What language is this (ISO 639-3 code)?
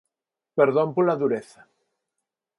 glg